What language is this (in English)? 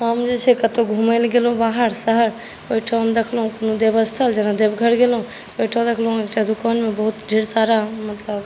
Maithili